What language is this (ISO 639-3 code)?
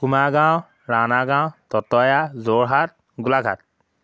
asm